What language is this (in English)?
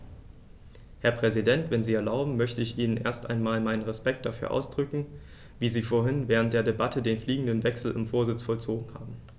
German